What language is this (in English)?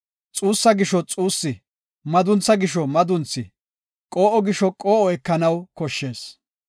Gofa